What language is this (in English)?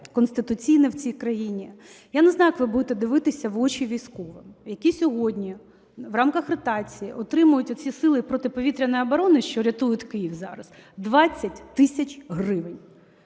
Ukrainian